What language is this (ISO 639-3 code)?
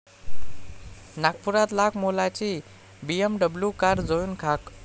mar